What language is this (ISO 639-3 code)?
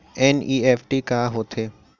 hne